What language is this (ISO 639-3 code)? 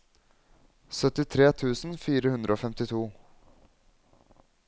nor